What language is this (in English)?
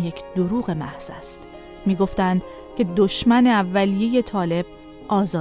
Persian